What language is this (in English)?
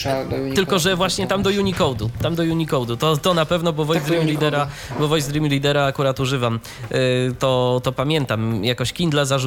Polish